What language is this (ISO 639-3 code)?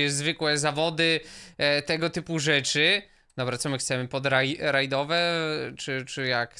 pol